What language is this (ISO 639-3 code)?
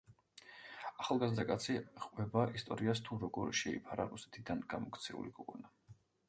kat